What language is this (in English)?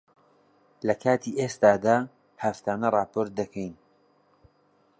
Central Kurdish